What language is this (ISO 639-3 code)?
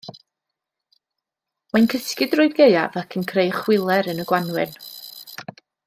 cym